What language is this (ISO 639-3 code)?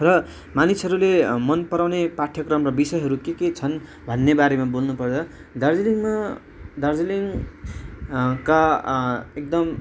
nep